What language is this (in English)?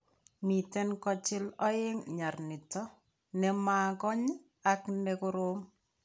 Kalenjin